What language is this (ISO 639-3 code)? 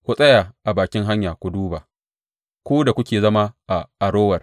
hau